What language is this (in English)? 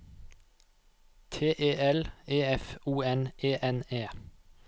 Norwegian